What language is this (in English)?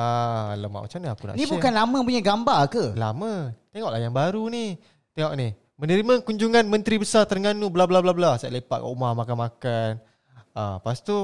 Malay